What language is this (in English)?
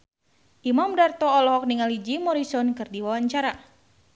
Sundanese